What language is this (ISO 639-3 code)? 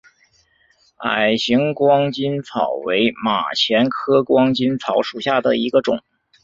zho